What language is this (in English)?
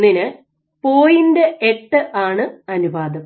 Malayalam